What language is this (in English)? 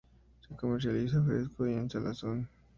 Spanish